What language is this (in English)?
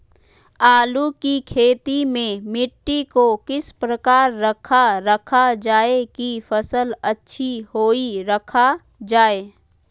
Magahi